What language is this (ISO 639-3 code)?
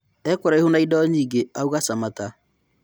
kik